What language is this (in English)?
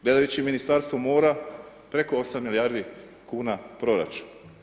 Croatian